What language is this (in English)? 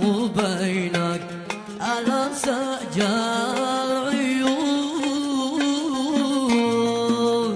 Arabic